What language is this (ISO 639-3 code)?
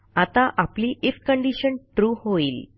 mar